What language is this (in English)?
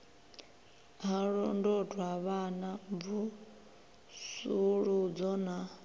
Venda